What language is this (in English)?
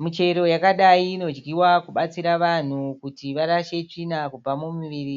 Shona